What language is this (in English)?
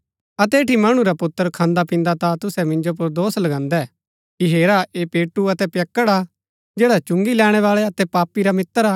Gaddi